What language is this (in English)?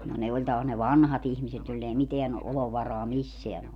Finnish